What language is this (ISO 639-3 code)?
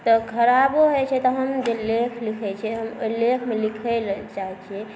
mai